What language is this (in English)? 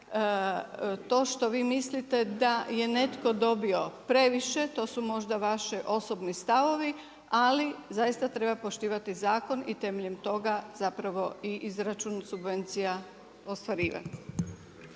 Croatian